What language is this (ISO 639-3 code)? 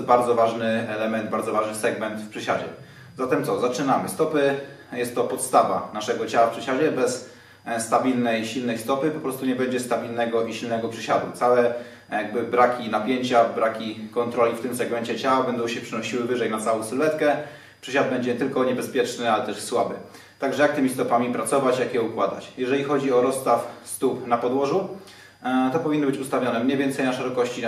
pol